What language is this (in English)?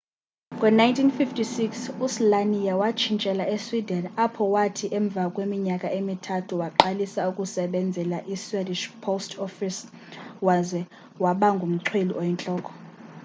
Xhosa